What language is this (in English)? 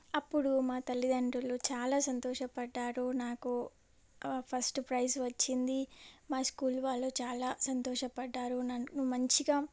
Telugu